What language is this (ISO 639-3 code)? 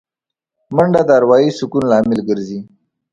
pus